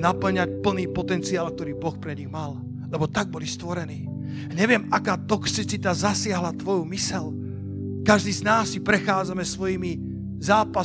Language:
Slovak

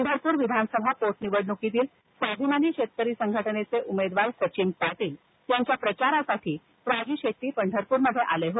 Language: Marathi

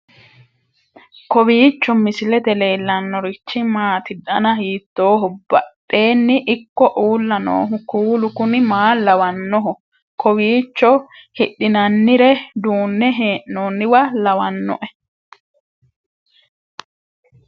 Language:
Sidamo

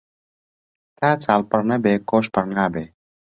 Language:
Central Kurdish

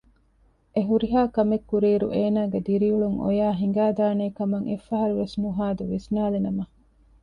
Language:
Divehi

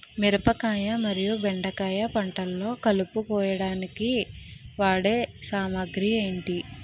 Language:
Telugu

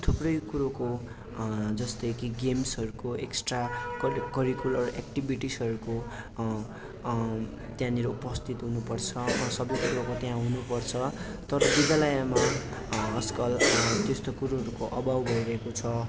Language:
Nepali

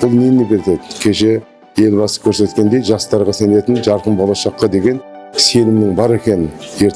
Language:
Turkish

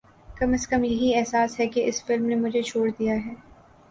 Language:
Urdu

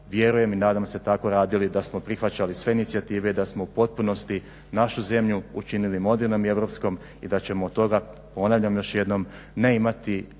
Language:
Croatian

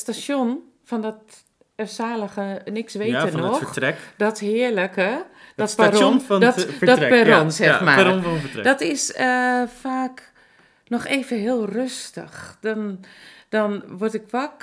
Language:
Dutch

